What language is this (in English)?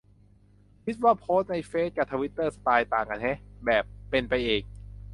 Thai